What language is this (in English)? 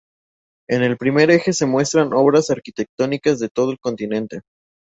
Spanish